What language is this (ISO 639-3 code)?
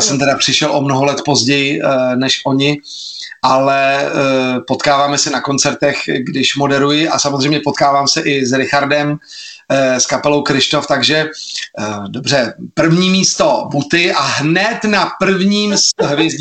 ces